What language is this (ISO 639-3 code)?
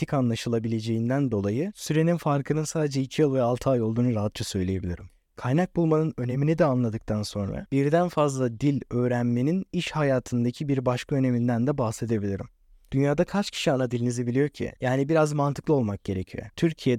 tur